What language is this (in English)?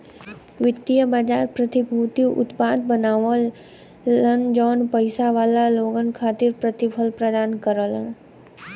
Bhojpuri